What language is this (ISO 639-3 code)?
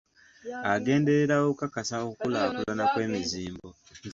lug